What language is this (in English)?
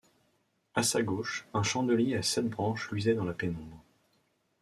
French